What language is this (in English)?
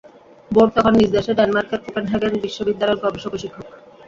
Bangla